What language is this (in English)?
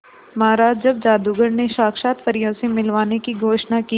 Hindi